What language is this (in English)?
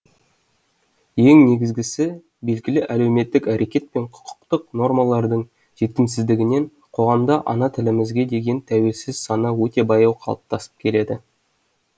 Kazakh